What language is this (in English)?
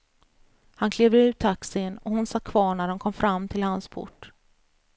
Swedish